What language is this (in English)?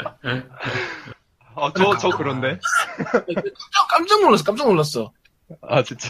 Korean